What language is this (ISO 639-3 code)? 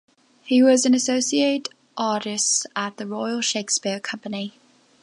eng